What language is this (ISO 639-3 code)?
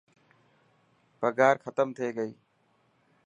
mki